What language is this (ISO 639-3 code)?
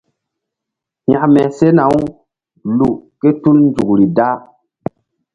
mdd